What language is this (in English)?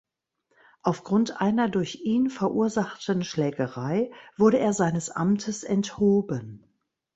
German